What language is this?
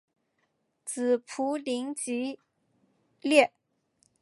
Chinese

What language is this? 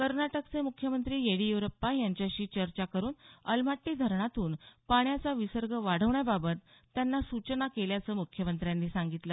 Marathi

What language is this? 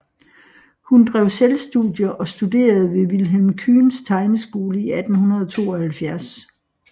Danish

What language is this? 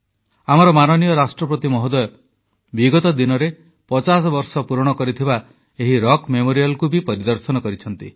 Odia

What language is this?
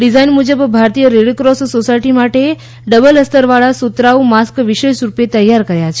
Gujarati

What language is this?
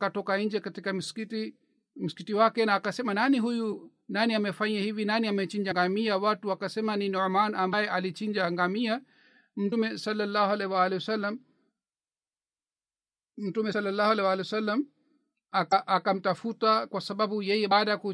Swahili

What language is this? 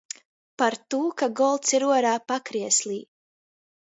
Latgalian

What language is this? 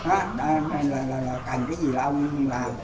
Vietnamese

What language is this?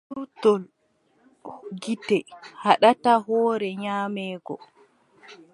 Adamawa Fulfulde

